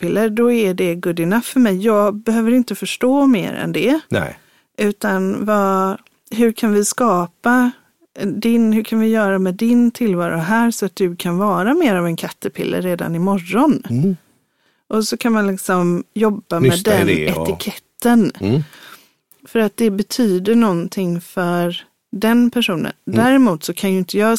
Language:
Swedish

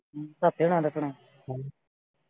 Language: Punjabi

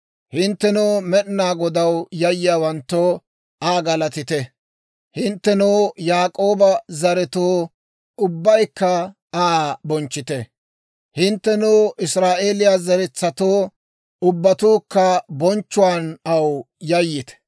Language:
Dawro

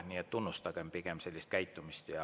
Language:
Estonian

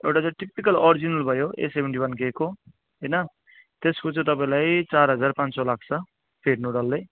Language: Nepali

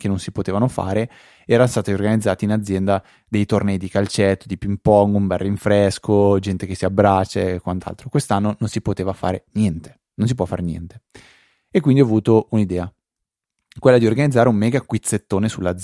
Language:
Italian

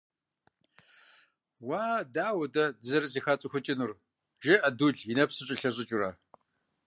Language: Kabardian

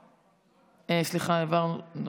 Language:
Hebrew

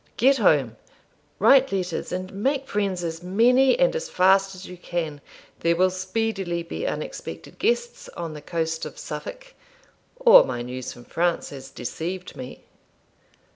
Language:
English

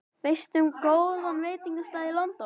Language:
Icelandic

